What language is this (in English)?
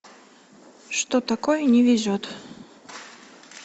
Russian